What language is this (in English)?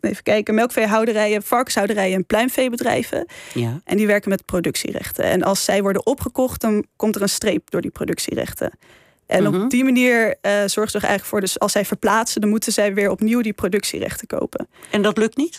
Dutch